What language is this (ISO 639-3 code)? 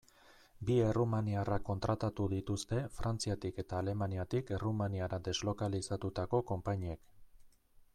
eus